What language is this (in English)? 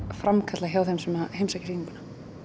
Icelandic